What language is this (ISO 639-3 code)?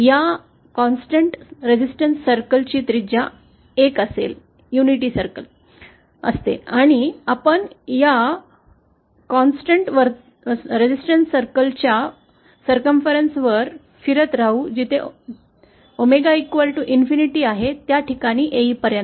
mar